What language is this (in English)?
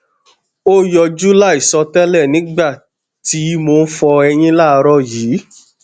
Yoruba